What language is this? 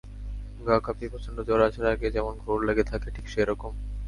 Bangla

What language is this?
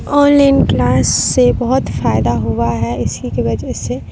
Urdu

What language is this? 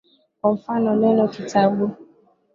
Swahili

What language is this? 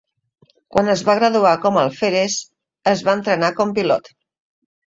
Catalan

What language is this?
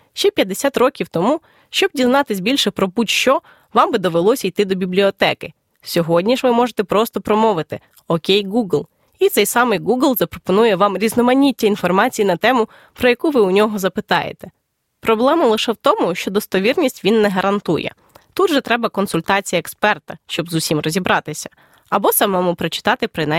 Ukrainian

